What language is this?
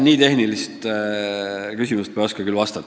Estonian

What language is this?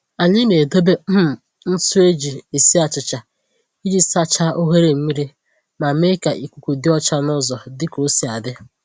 Igbo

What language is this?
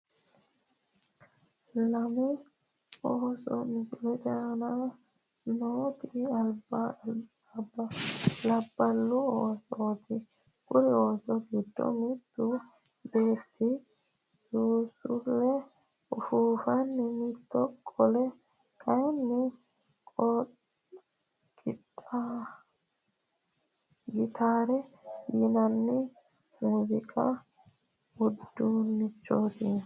Sidamo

